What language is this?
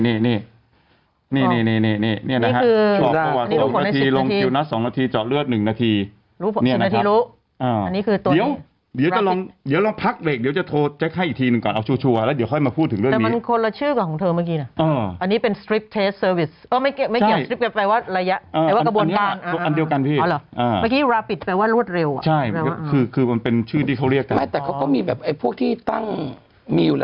Thai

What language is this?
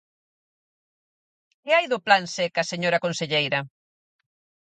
Galician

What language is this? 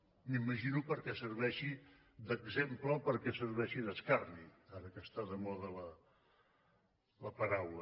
Catalan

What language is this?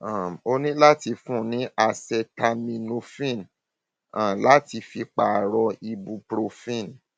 Yoruba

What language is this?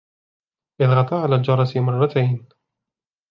Arabic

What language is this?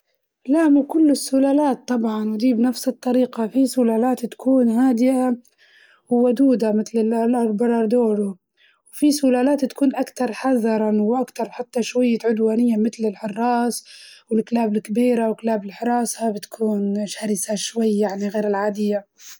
Libyan Arabic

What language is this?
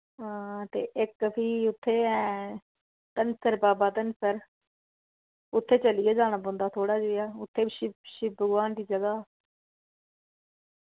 Dogri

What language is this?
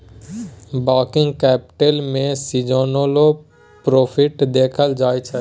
Maithili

